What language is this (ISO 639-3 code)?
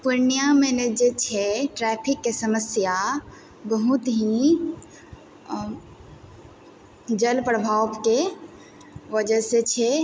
mai